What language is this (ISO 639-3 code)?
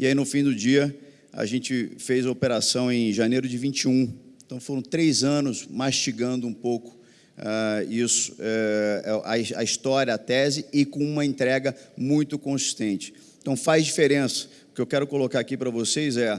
por